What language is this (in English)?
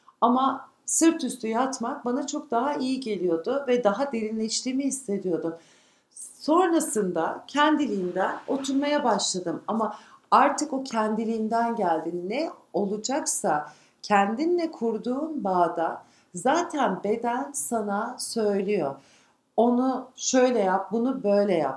Turkish